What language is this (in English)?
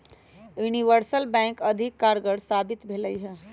Magahi